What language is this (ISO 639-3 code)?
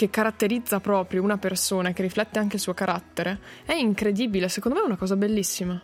ita